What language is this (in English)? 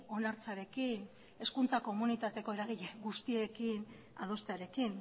Basque